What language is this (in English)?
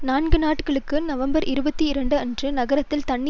Tamil